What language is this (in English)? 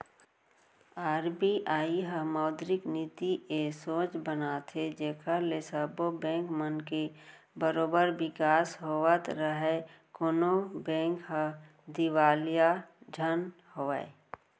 Chhattisgarhi